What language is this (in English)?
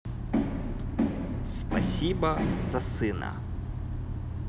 Russian